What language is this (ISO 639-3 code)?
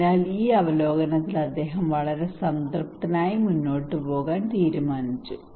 mal